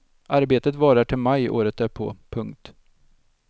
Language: Swedish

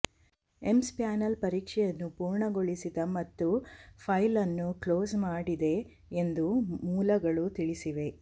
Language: Kannada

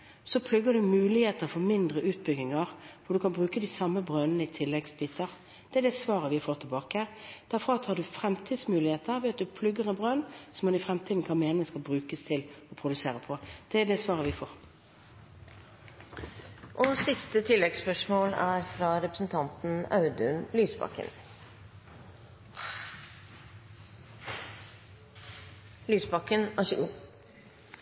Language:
Norwegian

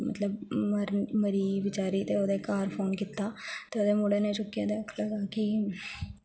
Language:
Dogri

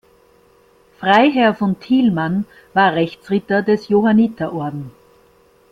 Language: German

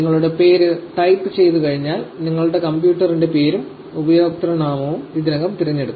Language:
Malayalam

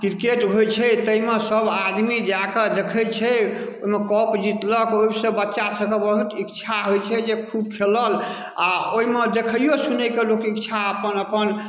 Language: Maithili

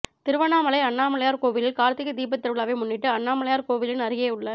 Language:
Tamil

